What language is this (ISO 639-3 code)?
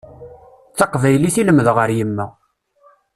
kab